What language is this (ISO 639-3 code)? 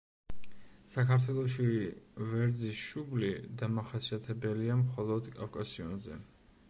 kat